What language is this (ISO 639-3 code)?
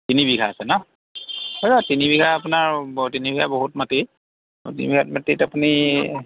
asm